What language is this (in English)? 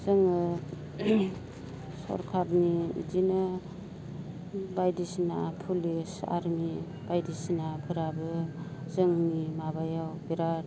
Bodo